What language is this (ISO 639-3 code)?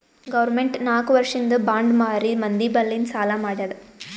kan